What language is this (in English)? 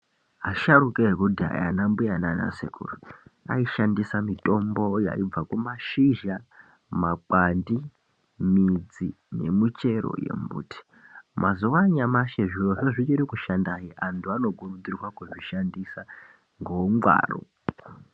Ndau